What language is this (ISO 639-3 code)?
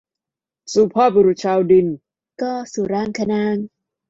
tha